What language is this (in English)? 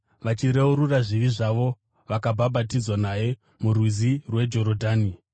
Shona